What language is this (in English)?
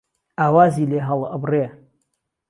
Central Kurdish